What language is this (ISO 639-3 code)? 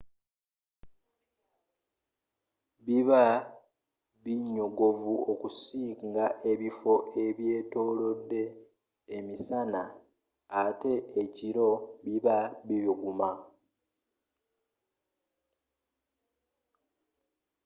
lug